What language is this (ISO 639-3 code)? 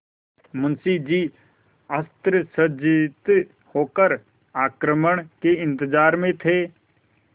hin